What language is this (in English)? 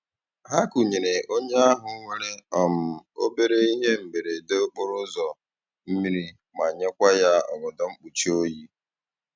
Igbo